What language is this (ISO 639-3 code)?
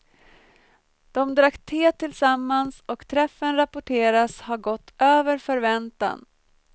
swe